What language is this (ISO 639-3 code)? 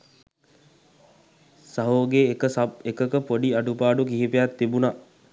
sin